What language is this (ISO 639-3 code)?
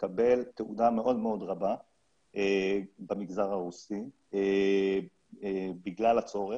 heb